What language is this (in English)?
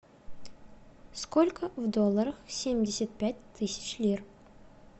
Russian